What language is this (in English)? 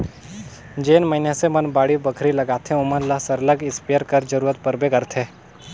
Chhattisgarhi